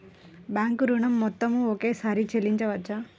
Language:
Telugu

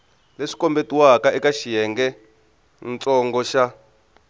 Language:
Tsonga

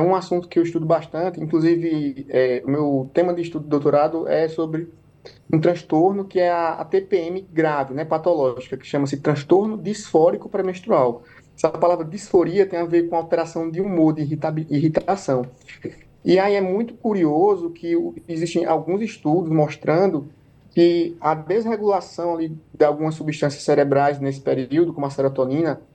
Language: Portuguese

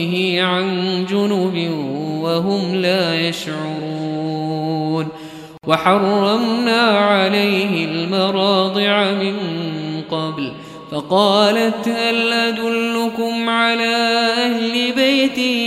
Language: Arabic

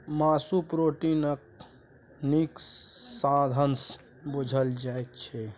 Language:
Maithili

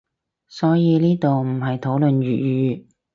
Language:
Cantonese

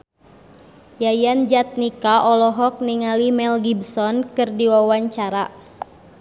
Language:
Sundanese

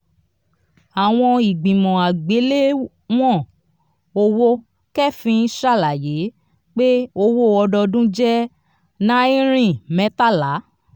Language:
Yoruba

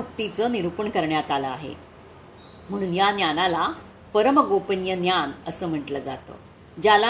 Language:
Marathi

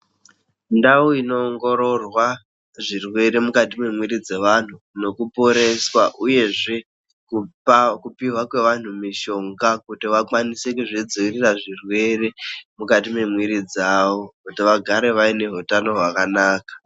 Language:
Ndau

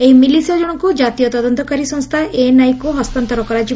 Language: Odia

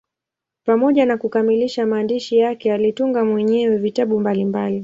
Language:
Swahili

